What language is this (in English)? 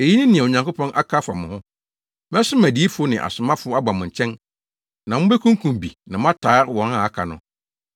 Akan